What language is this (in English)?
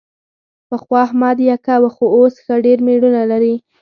Pashto